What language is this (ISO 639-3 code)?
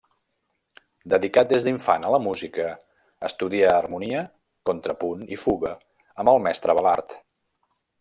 cat